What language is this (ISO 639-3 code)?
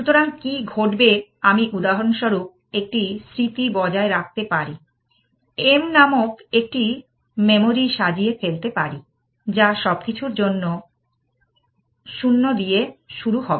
ben